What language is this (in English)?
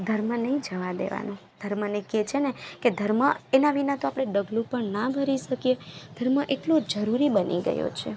Gujarati